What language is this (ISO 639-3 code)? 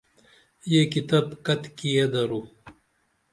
dml